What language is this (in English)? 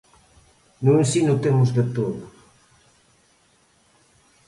Galician